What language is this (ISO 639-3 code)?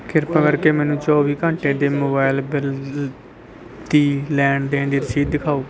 pan